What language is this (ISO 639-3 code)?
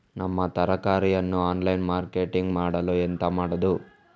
kan